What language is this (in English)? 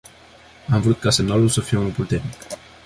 Romanian